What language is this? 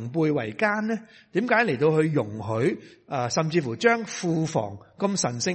Chinese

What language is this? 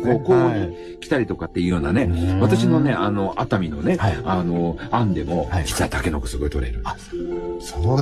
Japanese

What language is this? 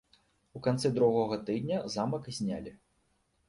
Belarusian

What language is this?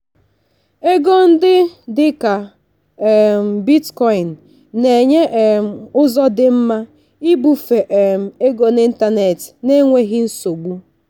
Igbo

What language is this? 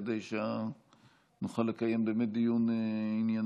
Hebrew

